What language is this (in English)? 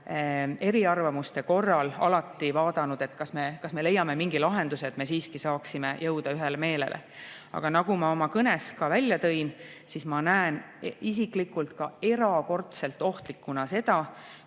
Estonian